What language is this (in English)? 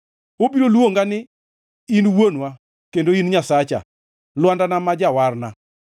Luo (Kenya and Tanzania)